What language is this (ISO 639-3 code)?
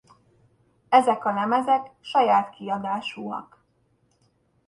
hun